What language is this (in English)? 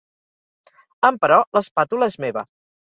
Catalan